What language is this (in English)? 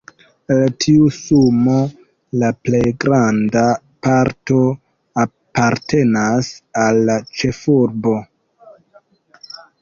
Esperanto